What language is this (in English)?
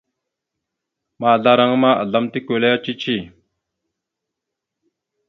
Mada (Cameroon)